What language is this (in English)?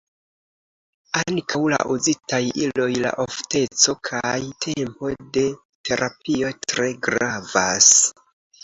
Esperanto